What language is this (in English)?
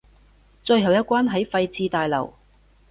Cantonese